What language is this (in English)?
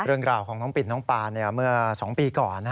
Thai